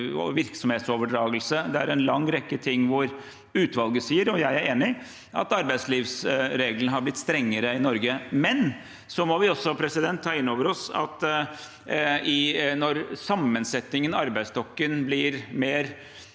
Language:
Norwegian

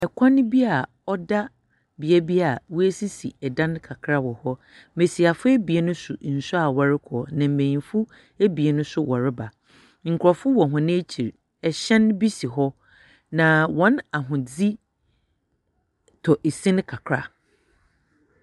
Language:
Akan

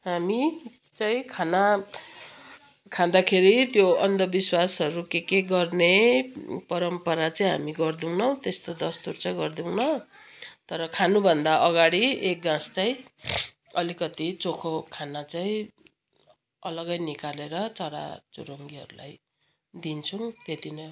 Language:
Nepali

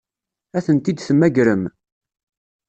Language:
Kabyle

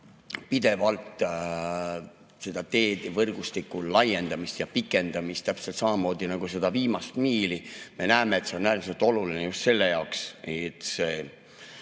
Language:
Estonian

